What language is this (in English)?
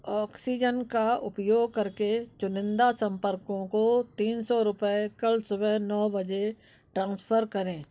Hindi